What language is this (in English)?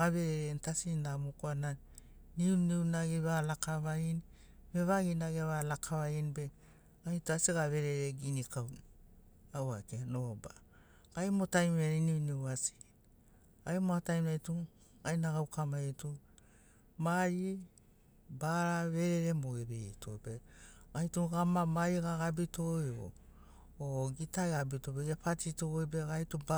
Sinaugoro